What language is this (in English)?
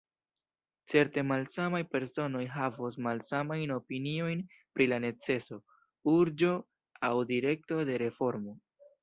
Esperanto